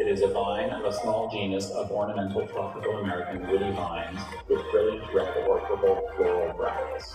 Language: Japanese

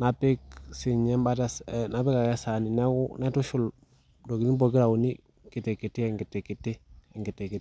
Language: Masai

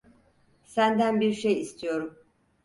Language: Turkish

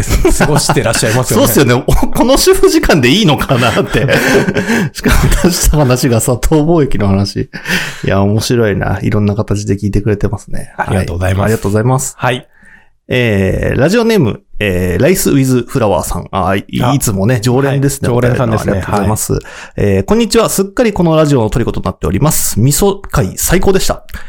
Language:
Japanese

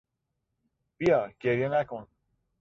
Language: Persian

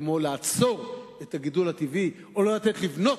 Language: Hebrew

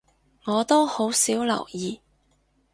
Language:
Cantonese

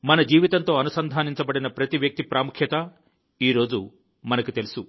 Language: Telugu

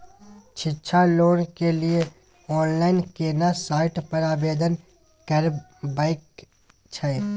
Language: Maithili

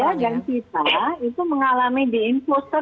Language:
Indonesian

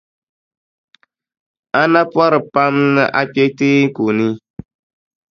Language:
Dagbani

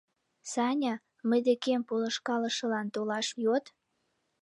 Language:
Mari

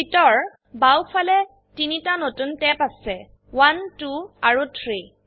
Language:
Assamese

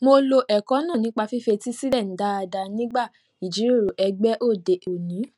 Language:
Yoruba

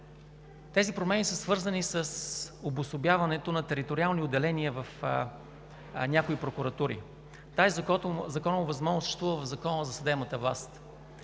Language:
Bulgarian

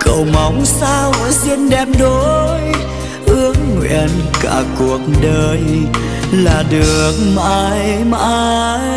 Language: Vietnamese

